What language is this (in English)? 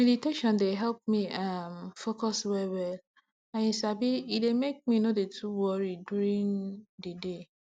Nigerian Pidgin